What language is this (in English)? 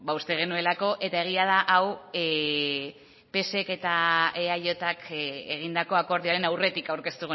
Basque